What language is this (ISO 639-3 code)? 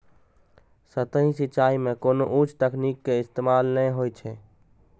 mai